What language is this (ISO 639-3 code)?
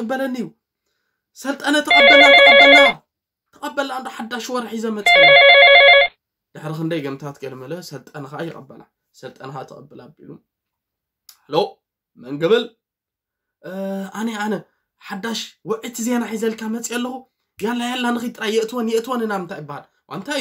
ara